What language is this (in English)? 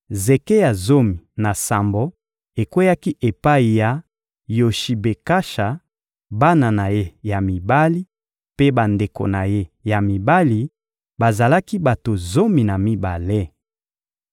Lingala